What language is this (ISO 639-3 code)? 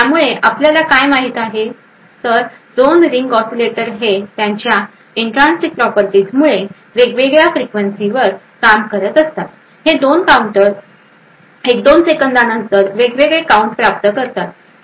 mar